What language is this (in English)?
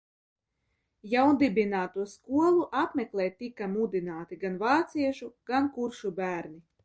Latvian